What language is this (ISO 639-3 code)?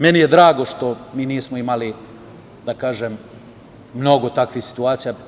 srp